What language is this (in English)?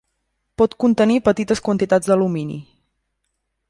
Catalan